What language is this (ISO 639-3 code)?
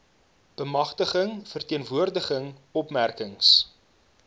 afr